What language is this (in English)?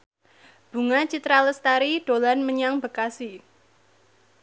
Javanese